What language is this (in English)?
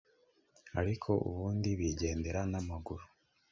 Kinyarwanda